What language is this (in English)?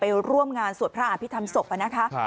Thai